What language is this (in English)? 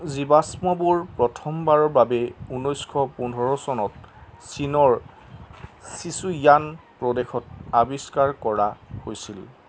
Assamese